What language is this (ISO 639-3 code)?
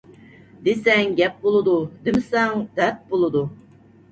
uig